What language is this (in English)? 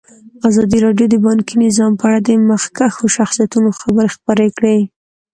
Pashto